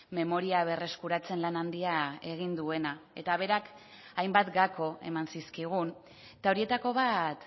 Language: Basque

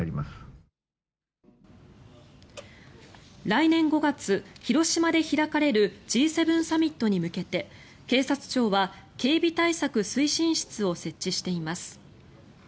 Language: Japanese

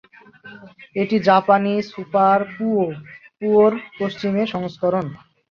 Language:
Bangla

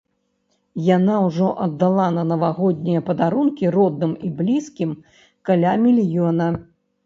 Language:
Belarusian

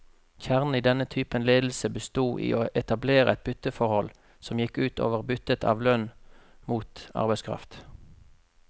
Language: Norwegian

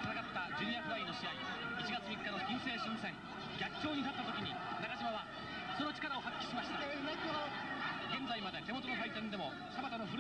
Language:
Japanese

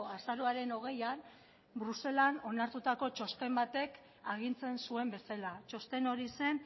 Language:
Basque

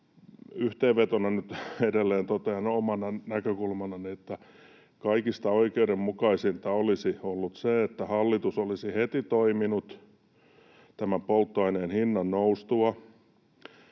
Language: Finnish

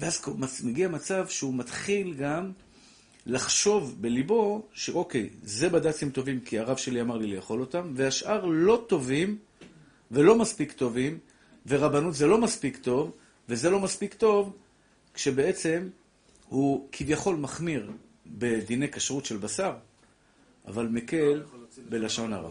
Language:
Hebrew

